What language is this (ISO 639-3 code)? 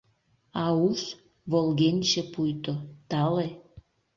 chm